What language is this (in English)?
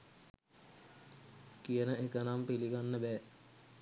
Sinhala